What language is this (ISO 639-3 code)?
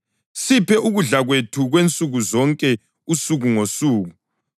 nde